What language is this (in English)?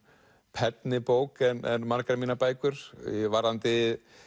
Icelandic